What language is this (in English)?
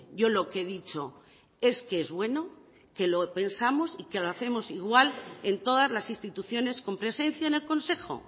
Spanish